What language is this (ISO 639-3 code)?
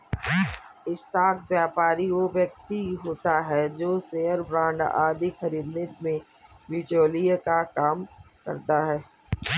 hin